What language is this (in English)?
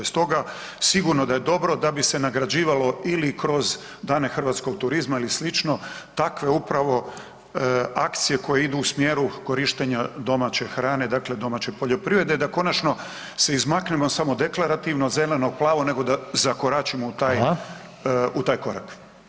Croatian